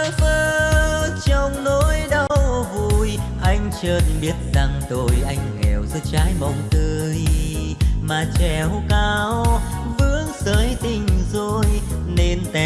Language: Vietnamese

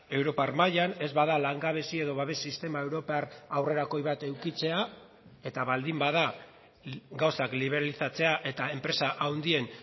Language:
Basque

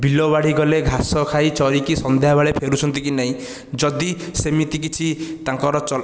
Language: Odia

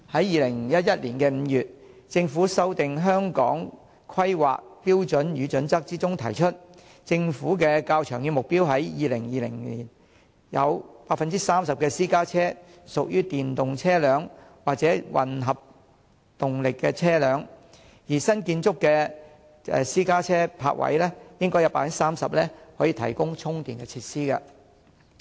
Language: Cantonese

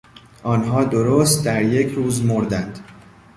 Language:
Persian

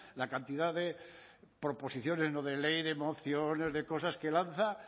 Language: Spanish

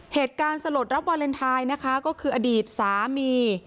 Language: Thai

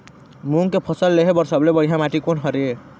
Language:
Chhattisgarhi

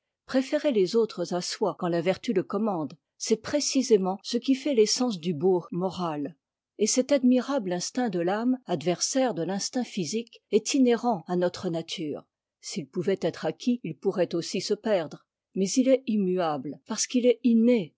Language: French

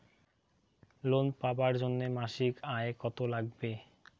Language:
Bangla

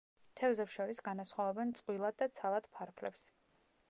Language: Georgian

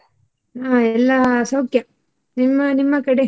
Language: Kannada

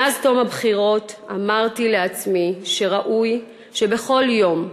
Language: Hebrew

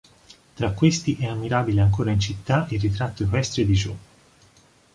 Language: Italian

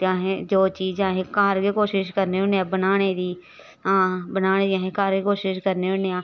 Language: Dogri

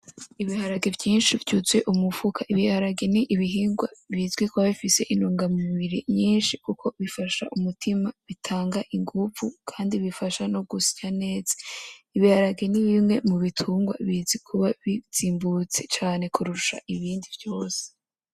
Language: Rundi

